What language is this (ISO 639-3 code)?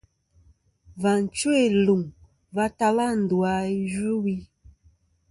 bkm